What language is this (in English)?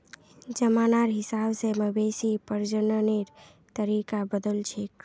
Magahi